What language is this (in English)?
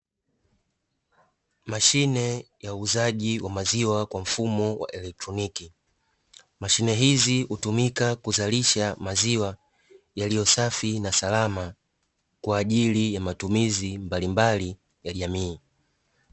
Swahili